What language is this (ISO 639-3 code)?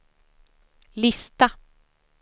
swe